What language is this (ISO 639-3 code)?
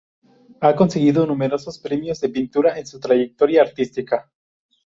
spa